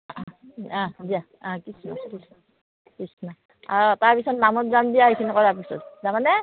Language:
Assamese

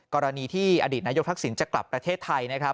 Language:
Thai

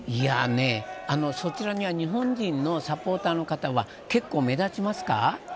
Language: Japanese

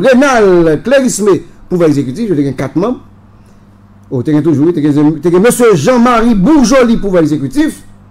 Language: French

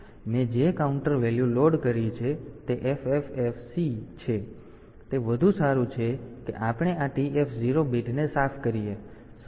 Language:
Gujarati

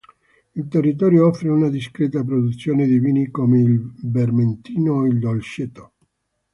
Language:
Italian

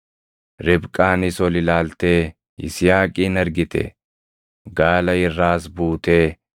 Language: Oromo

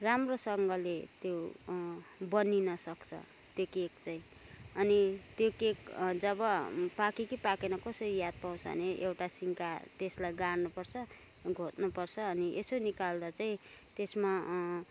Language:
Nepali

